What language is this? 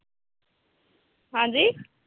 Punjabi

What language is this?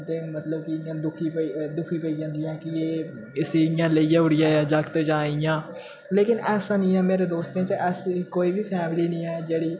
Dogri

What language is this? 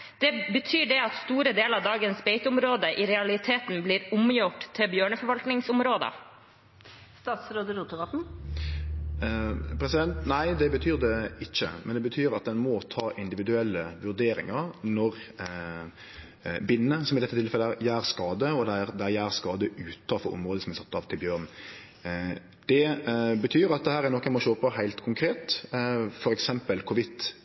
Norwegian Nynorsk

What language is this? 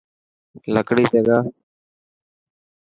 Dhatki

